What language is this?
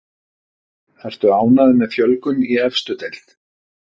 Icelandic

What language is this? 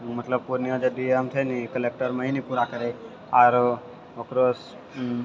Maithili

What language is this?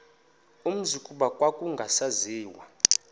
Xhosa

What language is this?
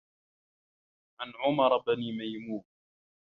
Arabic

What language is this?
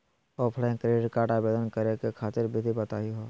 Magahi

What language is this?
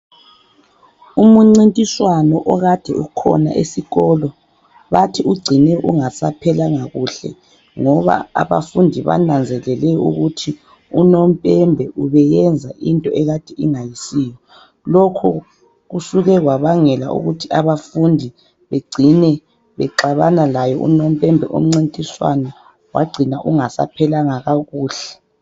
North Ndebele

